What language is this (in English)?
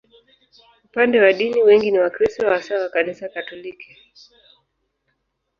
Swahili